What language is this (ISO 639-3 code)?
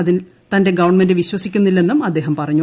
mal